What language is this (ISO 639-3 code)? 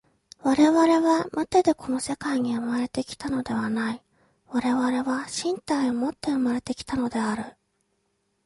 jpn